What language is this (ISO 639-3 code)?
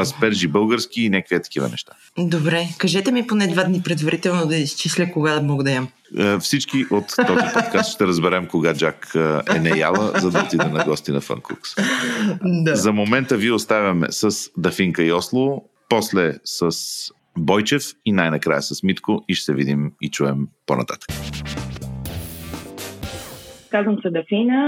bul